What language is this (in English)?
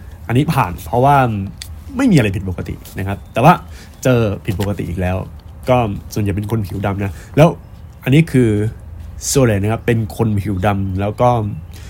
Thai